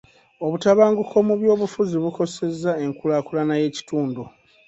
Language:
Ganda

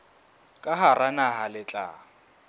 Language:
Southern Sotho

